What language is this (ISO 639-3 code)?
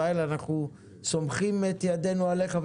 heb